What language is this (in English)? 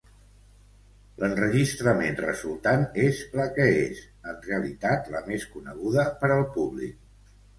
Catalan